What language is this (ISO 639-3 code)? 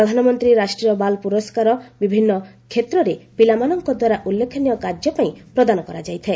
ori